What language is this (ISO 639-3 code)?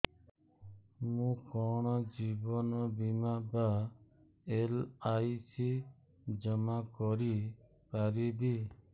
ori